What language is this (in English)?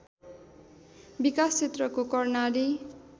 Nepali